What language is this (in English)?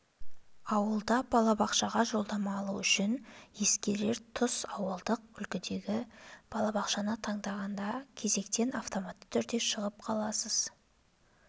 Kazakh